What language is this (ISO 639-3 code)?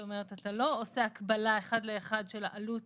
heb